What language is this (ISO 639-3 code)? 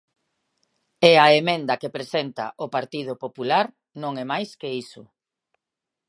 glg